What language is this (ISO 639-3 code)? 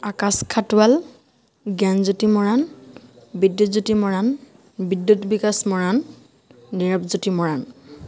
asm